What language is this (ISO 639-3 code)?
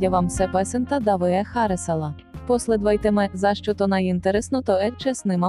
bul